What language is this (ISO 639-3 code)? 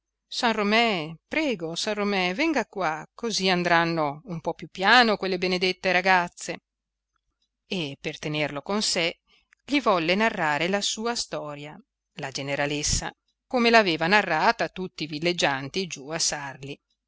ita